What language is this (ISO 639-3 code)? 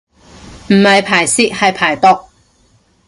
yue